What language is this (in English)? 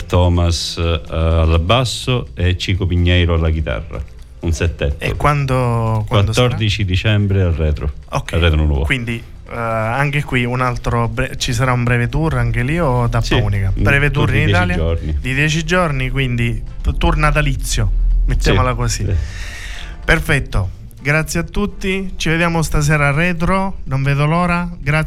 Italian